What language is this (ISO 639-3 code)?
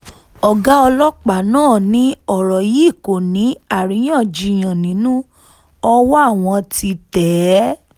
yor